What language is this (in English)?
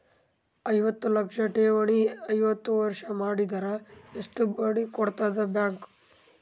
Kannada